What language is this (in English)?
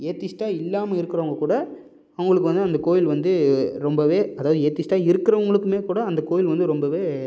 Tamil